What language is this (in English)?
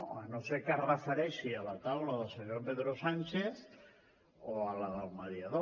Catalan